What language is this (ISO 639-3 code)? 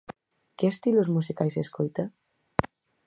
glg